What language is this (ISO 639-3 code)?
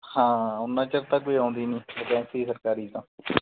pan